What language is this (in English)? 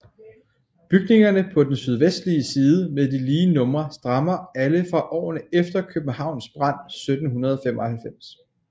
Danish